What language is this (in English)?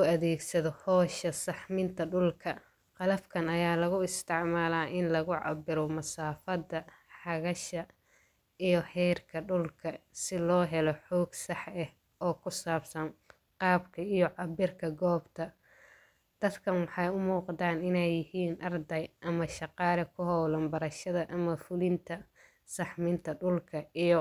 Somali